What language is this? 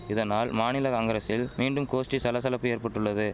Tamil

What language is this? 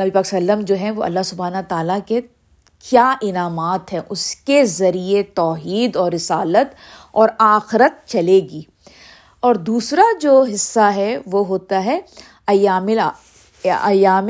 Urdu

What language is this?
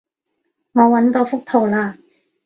Cantonese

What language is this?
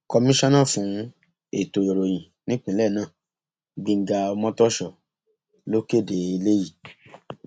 Yoruba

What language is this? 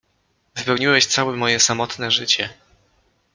Polish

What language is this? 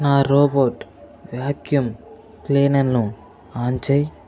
Telugu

